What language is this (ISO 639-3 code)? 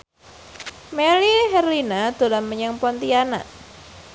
jav